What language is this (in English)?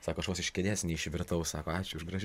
Lithuanian